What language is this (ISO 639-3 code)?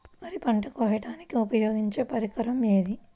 tel